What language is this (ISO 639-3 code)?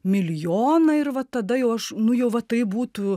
lit